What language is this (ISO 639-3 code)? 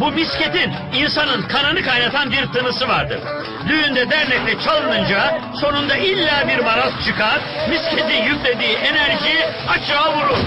tur